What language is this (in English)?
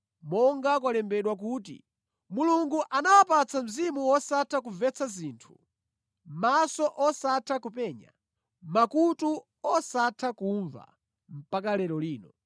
Nyanja